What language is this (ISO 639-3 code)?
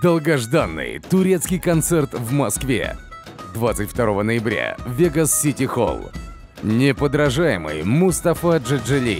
rus